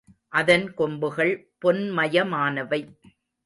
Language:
Tamil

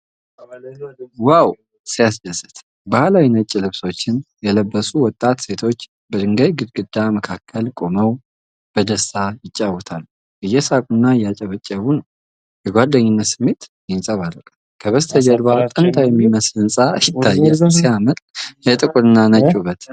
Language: Amharic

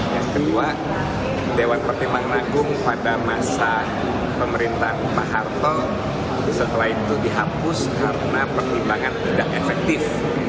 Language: Indonesian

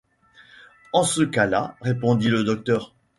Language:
French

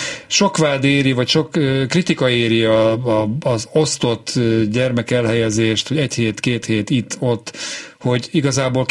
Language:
Hungarian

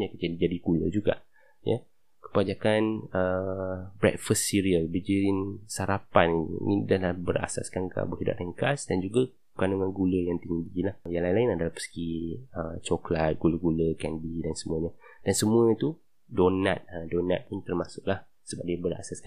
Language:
Malay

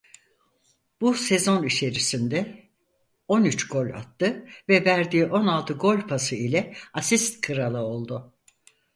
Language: Turkish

